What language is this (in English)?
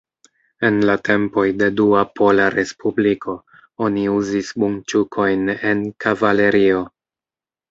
Esperanto